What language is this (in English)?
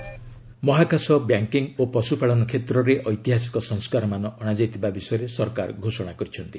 Odia